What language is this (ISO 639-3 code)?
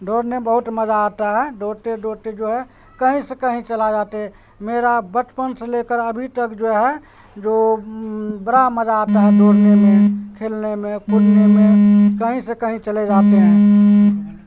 urd